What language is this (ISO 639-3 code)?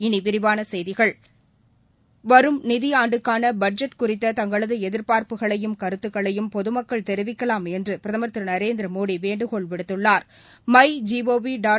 tam